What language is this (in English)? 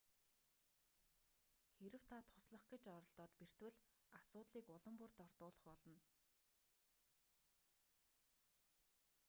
Mongolian